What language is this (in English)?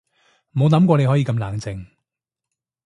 Cantonese